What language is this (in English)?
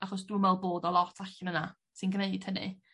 Welsh